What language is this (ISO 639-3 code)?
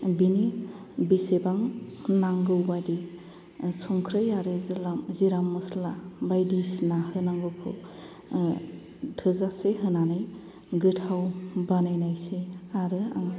brx